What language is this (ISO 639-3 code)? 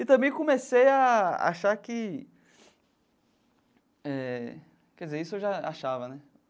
por